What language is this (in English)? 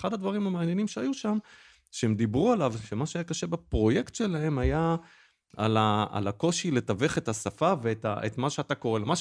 Hebrew